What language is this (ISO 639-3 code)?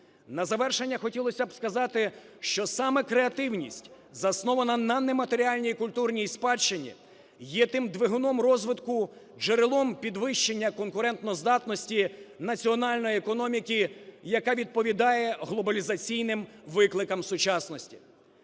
ukr